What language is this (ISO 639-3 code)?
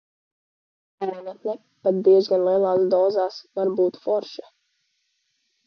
lav